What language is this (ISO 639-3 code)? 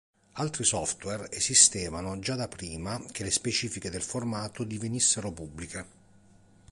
ita